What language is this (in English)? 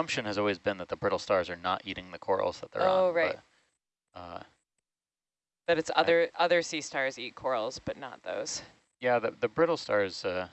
English